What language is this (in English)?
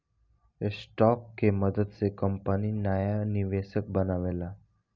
Bhojpuri